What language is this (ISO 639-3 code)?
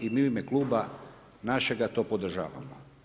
hrv